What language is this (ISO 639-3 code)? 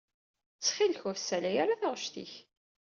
kab